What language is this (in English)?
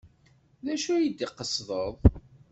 Kabyle